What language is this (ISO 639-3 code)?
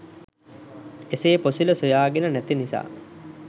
sin